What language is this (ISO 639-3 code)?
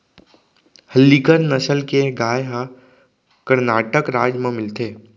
hne